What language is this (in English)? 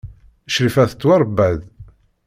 Kabyle